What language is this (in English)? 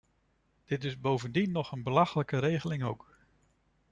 Dutch